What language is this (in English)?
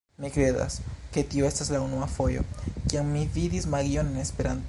Esperanto